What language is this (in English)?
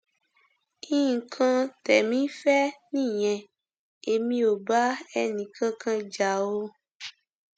Yoruba